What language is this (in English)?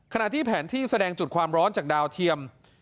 Thai